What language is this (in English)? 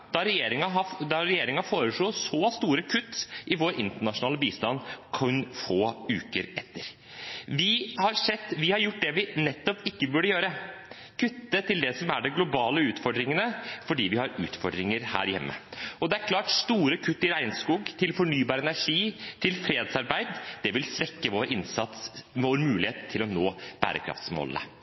Norwegian Bokmål